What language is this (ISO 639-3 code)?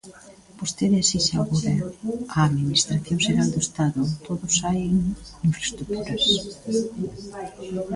glg